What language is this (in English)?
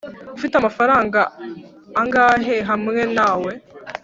Kinyarwanda